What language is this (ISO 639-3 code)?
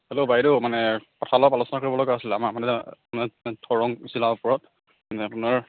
asm